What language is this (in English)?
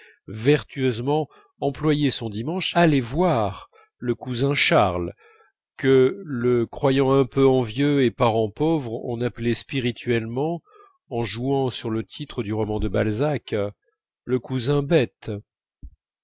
French